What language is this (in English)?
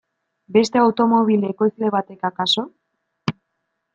Basque